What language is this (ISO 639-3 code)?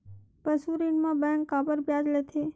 hne